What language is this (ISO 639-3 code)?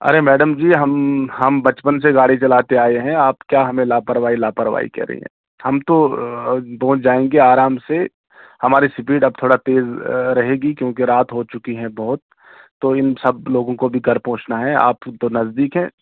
urd